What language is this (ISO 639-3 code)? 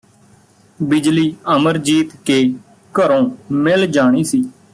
pan